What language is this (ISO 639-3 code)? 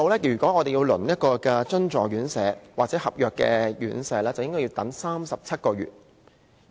yue